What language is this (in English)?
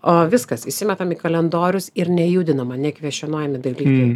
Lithuanian